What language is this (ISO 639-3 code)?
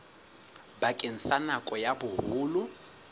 sot